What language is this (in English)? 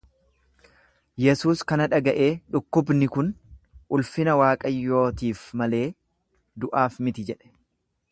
Oromo